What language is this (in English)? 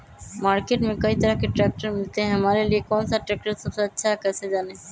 Magahi